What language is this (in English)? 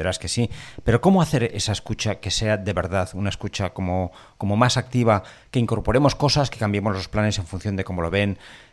Spanish